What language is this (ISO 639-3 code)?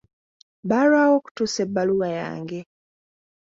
lug